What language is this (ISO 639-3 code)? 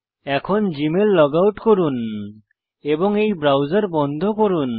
ben